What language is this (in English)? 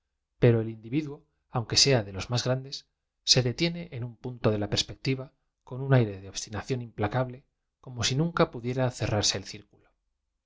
Spanish